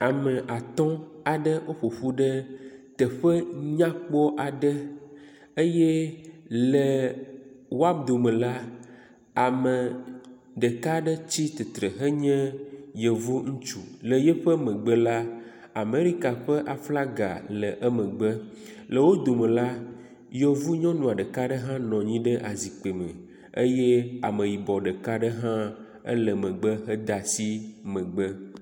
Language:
Ewe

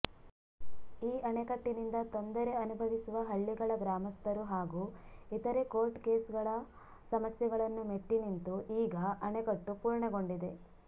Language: Kannada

